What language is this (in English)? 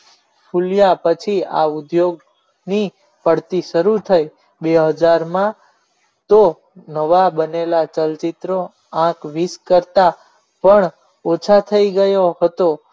Gujarati